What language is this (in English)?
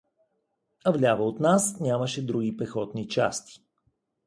Bulgarian